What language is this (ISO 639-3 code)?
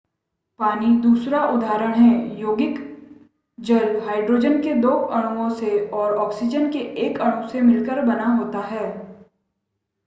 hin